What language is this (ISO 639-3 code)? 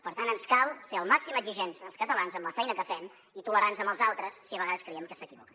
cat